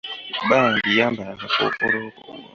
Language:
Ganda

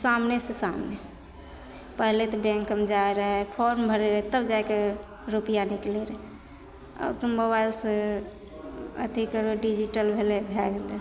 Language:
Maithili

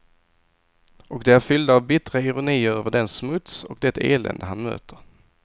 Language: Swedish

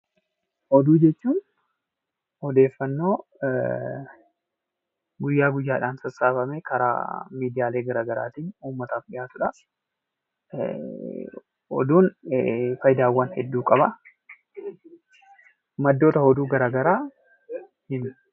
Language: Oromo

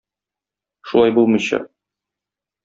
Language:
Tatar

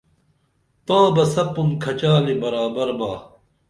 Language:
Dameli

